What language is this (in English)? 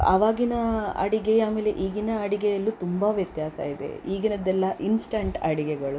Kannada